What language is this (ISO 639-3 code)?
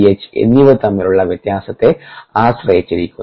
mal